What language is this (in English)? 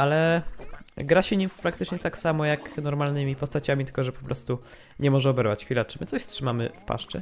Polish